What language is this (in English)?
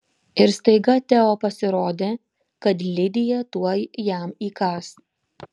Lithuanian